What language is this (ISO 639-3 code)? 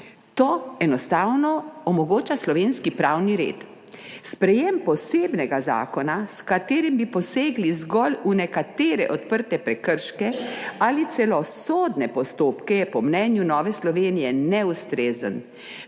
slv